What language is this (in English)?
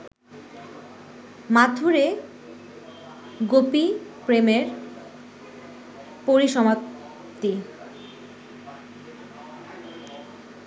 Bangla